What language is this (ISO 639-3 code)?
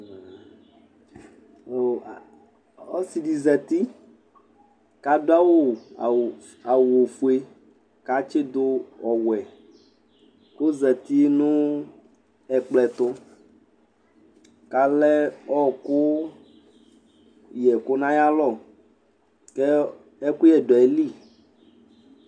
kpo